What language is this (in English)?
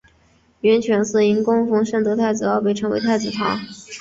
Chinese